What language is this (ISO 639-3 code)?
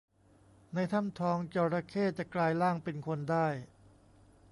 tha